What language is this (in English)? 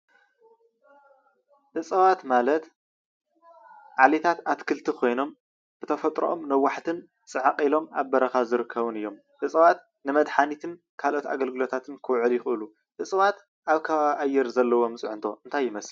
Tigrinya